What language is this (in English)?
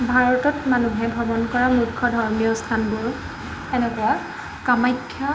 Assamese